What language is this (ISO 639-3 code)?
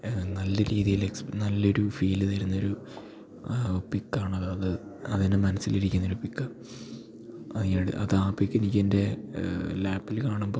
mal